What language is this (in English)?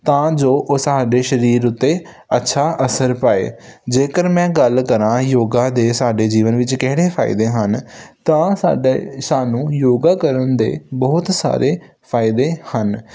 Punjabi